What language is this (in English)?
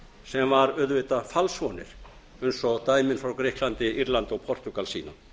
Icelandic